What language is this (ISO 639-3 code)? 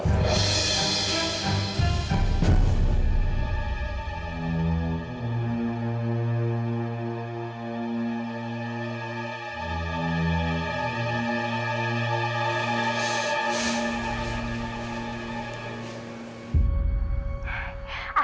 ind